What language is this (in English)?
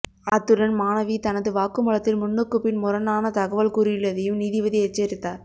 Tamil